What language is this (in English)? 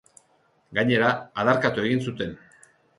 Basque